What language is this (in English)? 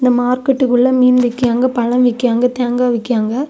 Tamil